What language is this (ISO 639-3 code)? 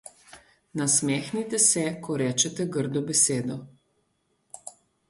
slv